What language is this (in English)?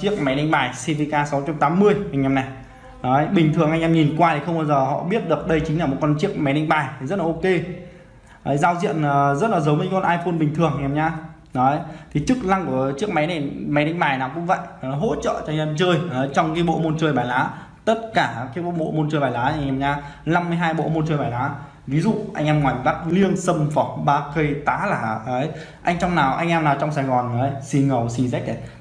Vietnamese